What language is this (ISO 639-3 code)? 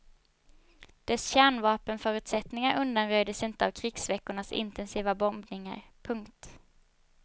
swe